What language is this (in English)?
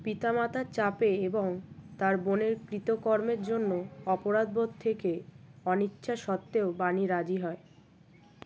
Bangla